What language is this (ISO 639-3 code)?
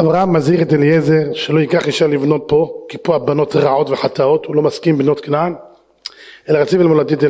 heb